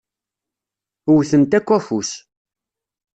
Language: Kabyle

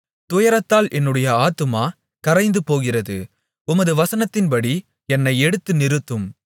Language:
Tamil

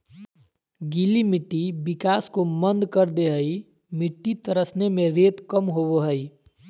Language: Magahi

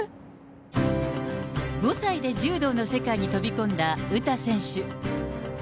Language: Japanese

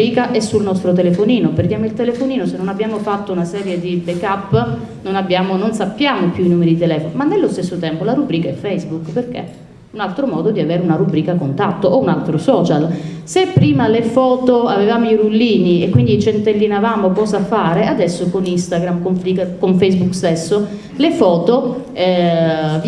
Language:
Italian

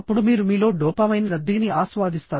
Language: Telugu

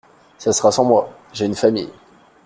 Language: French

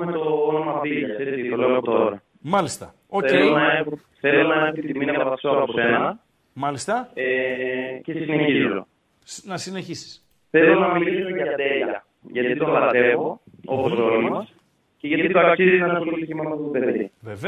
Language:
Greek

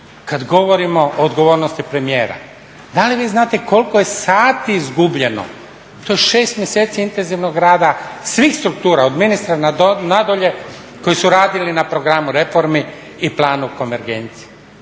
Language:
Croatian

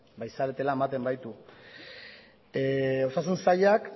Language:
Basque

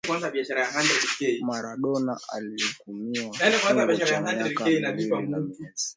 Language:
Swahili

